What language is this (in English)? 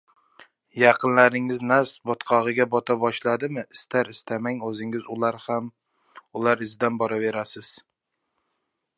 Uzbek